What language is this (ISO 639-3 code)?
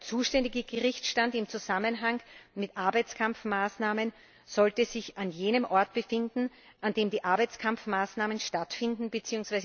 deu